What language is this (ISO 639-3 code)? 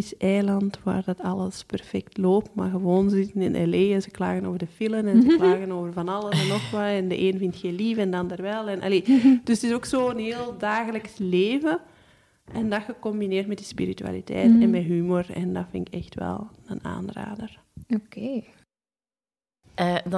nld